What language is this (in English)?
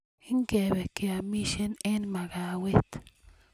Kalenjin